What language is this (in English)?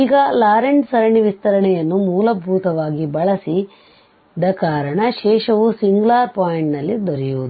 Kannada